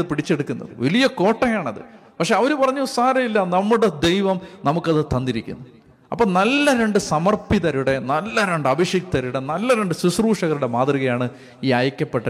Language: Malayalam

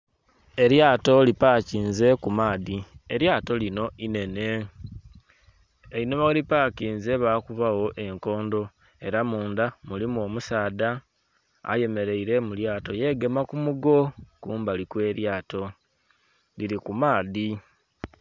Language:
Soga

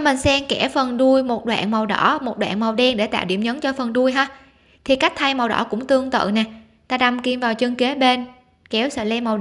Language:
Vietnamese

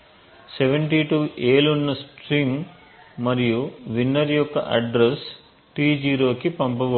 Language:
Telugu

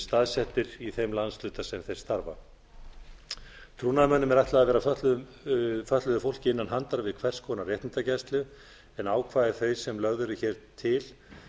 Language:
Icelandic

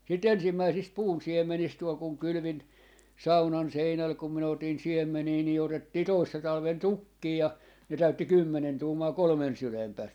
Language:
Finnish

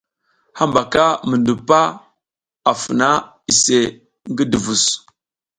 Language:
South Giziga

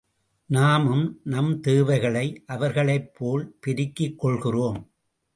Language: Tamil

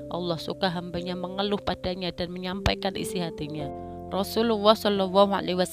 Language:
Indonesian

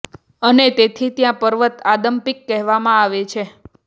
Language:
Gujarati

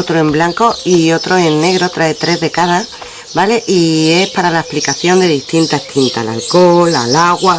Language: Spanish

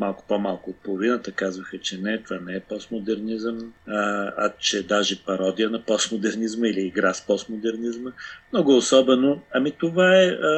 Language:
Bulgarian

